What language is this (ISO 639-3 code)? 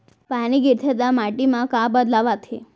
hne